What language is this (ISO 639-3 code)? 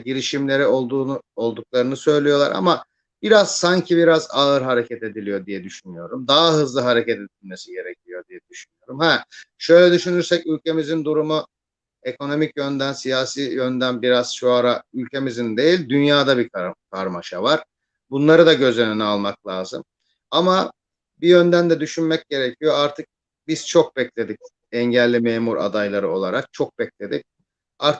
tur